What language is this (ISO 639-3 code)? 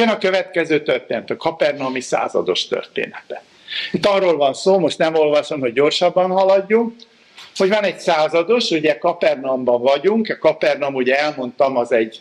hun